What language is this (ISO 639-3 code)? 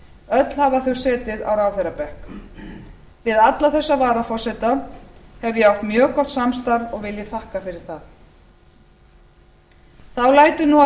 isl